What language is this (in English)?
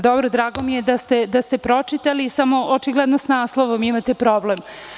Serbian